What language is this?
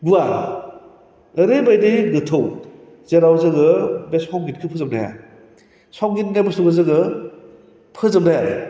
Bodo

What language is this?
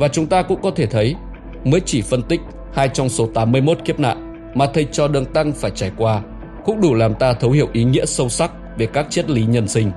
Vietnamese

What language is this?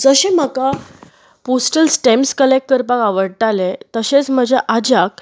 Konkani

